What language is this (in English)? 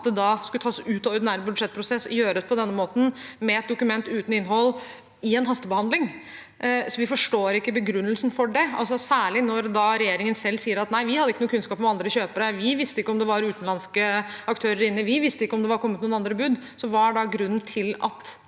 Norwegian